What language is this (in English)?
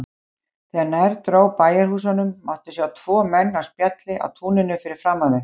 Icelandic